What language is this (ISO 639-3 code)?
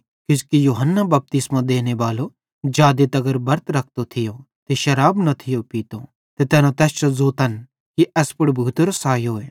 bhd